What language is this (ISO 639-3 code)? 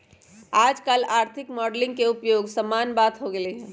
mag